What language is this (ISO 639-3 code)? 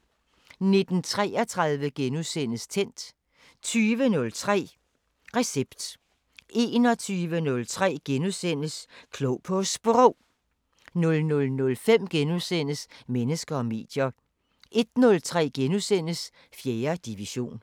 dan